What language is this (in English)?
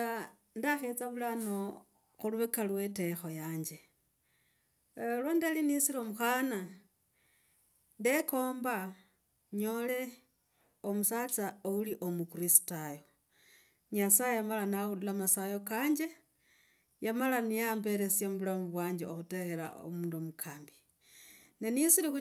Logooli